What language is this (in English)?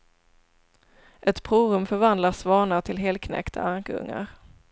Swedish